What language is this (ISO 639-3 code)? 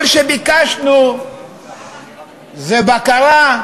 heb